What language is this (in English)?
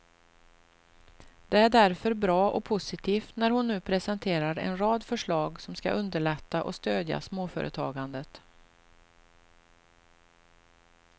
Swedish